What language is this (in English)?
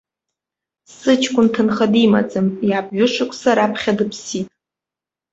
Abkhazian